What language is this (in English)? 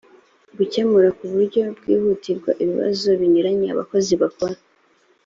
Kinyarwanda